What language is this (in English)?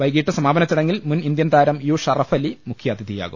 Malayalam